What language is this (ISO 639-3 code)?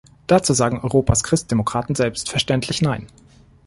deu